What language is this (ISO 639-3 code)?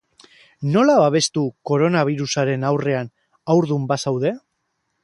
eus